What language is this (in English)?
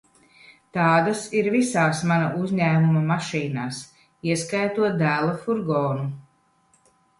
Latvian